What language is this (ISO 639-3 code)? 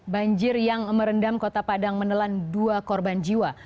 ind